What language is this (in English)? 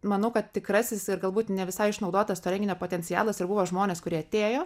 Lithuanian